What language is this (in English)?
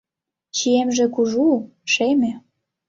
Mari